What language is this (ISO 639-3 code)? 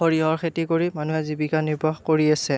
asm